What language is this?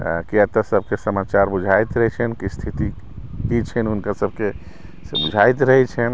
Maithili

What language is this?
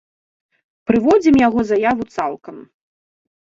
Belarusian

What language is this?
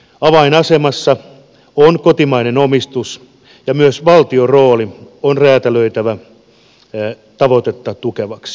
Finnish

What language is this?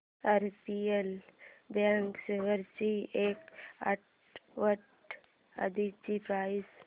Marathi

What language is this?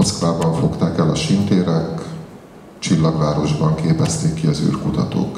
Hungarian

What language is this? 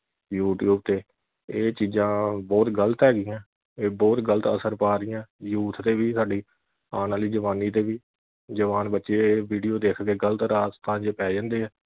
Punjabi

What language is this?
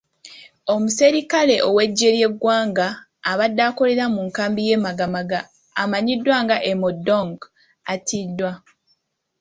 Ganda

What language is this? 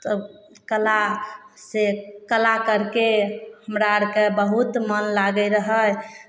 Maithili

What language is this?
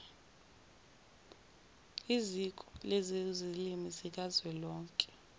Zulu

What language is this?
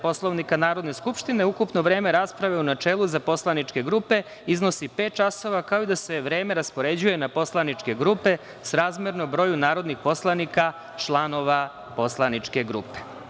Serbian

